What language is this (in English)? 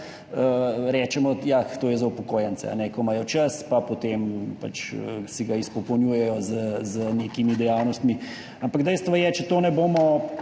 Slovenian